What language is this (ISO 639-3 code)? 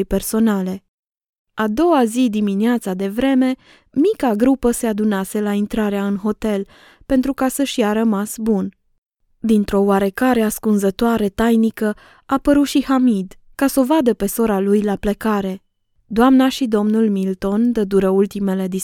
ron